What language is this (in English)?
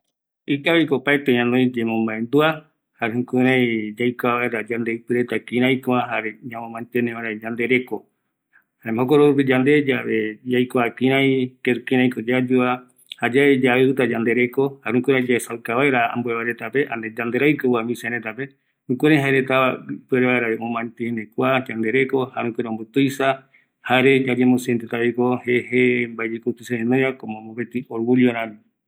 Eastern Bolivian Guaraní